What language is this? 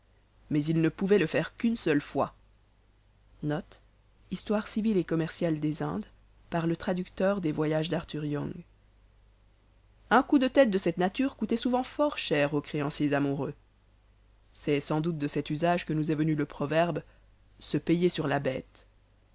French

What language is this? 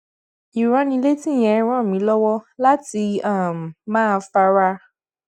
Yoruba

